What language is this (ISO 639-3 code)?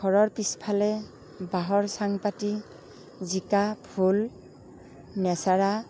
asm